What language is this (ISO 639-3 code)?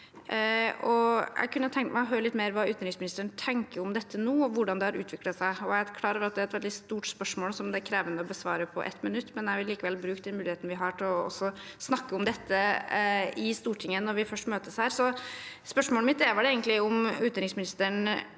nor